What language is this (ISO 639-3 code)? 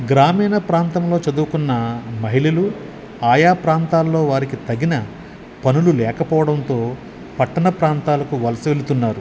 tel